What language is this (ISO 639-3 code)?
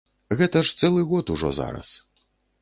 bel